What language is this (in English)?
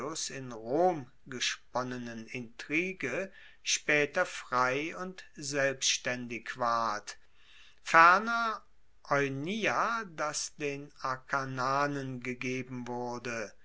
German